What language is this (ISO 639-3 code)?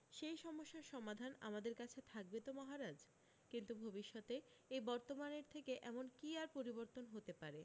ben